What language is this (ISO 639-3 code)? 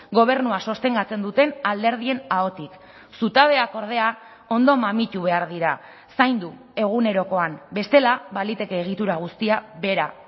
eus